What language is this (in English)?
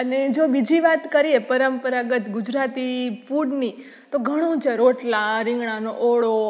Gujarati